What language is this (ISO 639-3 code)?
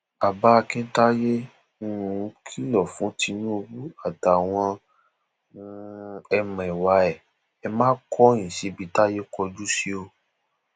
yor